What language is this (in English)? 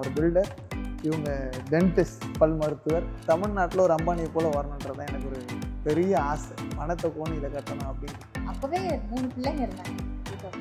Spanish